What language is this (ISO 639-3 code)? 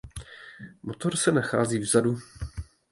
ces